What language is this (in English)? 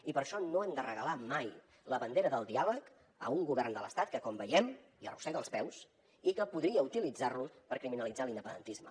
Catalan